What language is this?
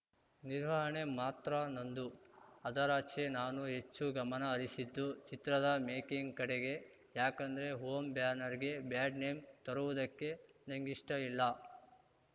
Kannada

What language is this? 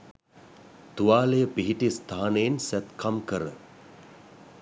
Sinhala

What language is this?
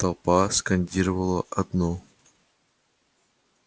Russian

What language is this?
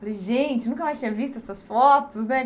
Portuguese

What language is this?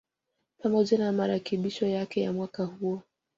Swahili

